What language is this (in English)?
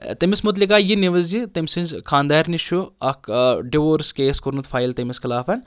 Kashmiri